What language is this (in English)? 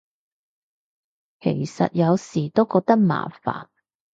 Cantonese